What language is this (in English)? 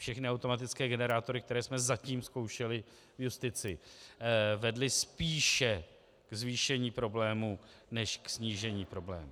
Czech